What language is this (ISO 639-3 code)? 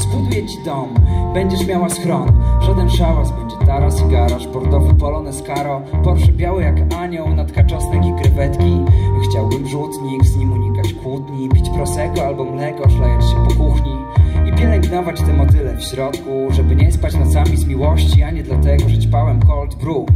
pol